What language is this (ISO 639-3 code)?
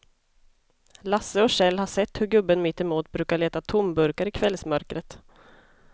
swe